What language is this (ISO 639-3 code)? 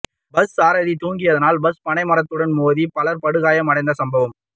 tam